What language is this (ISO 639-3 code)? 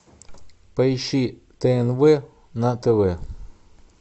rus